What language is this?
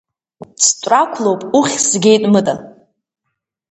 Abkhazian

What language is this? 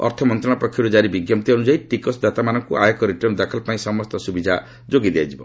Odia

